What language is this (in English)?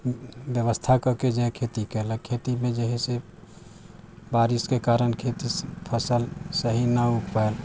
Maithili